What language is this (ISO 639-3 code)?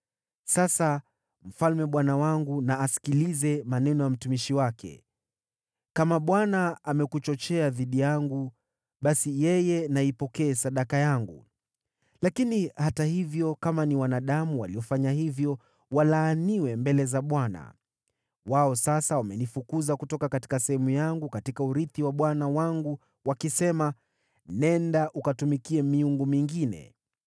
swa